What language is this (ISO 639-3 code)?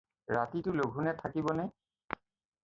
asm